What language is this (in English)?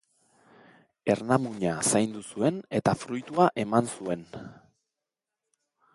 Basque